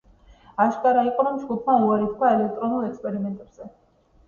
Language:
Georgian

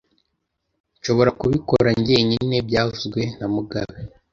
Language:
Kinyarwanda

